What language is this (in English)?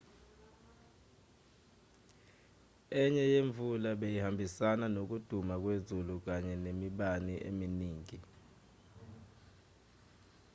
Zulu